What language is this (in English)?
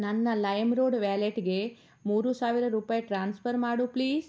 Kannada